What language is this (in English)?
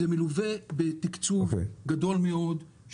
Hebrew